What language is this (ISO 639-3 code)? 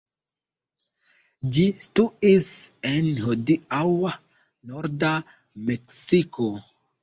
epo